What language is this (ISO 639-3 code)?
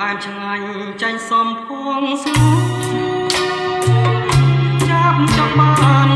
tha